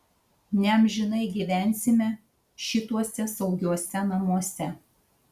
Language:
Lithuanian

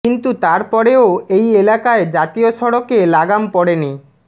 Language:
Bangla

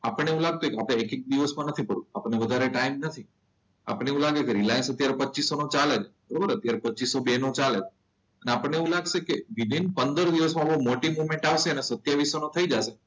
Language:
Gujarati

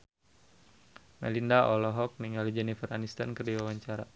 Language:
Sundanese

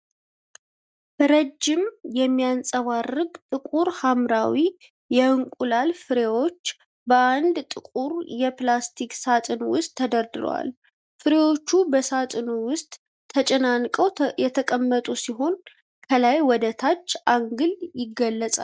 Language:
Amharic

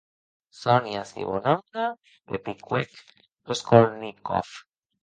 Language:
Occitan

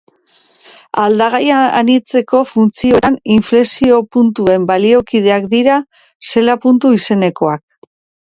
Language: Basque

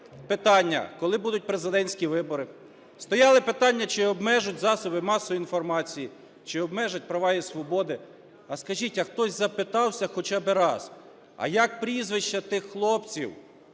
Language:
Ukrainian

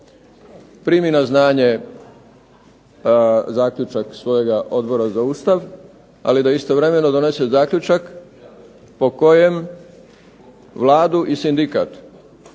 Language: Croatian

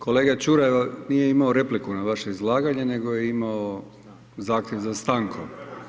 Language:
Croatian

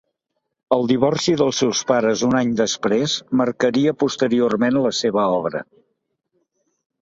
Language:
Catalan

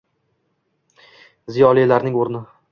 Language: Uzbek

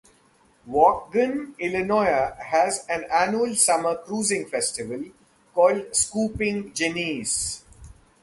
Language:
English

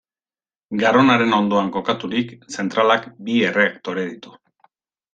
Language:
Basque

